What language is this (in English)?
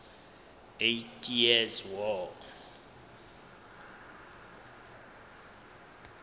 Southern Sotho